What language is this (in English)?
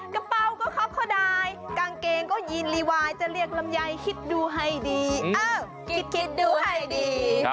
Thai